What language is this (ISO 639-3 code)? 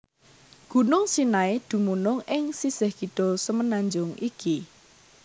jav